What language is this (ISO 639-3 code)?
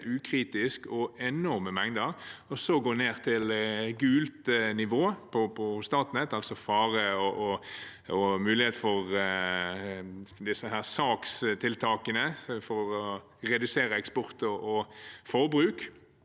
nor